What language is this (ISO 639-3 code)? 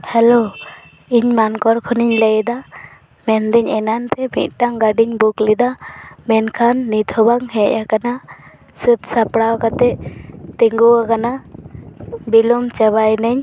sat